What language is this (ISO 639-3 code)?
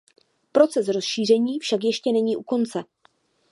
ces